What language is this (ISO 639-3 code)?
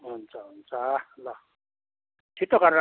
nep